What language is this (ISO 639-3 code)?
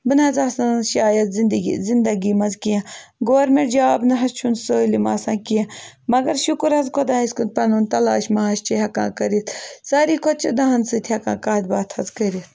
kas